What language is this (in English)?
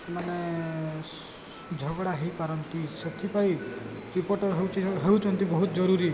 Odia